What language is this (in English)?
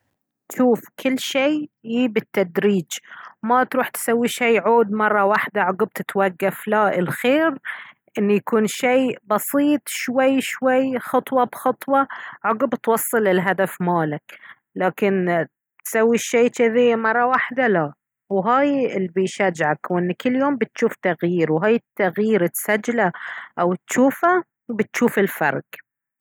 Baharna Arabic